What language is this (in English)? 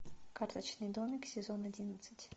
Russian